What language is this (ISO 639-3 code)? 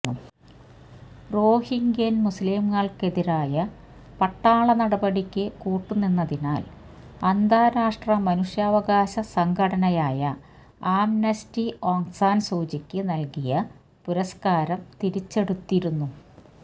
mal